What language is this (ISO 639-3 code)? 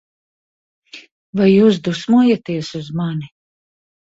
lav